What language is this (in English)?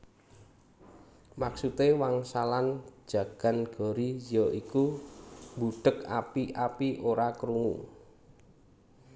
Javanese